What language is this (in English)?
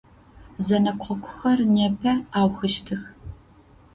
Adyghe